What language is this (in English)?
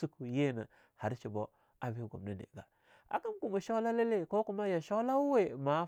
Longuda